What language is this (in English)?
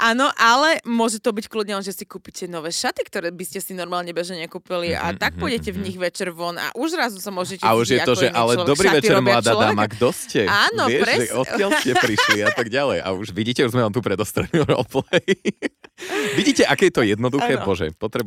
Slovak